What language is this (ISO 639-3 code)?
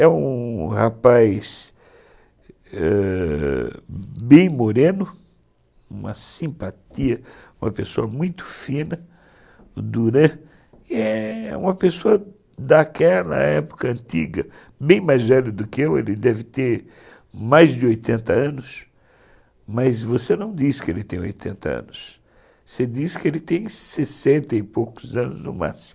por